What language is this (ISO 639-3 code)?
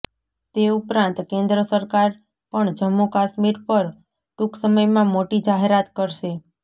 guj